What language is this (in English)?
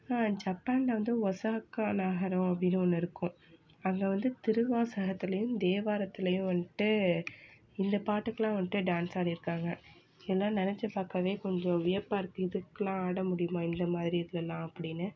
Tamil